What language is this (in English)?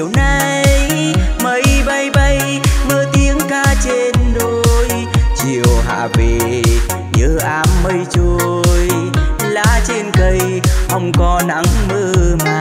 Vietnamese